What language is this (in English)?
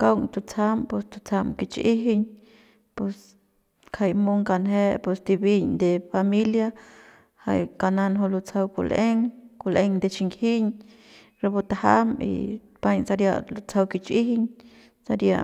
Central Pame